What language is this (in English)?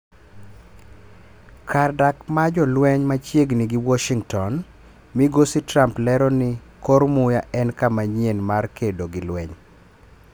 Luo (Kenya and Tanzania)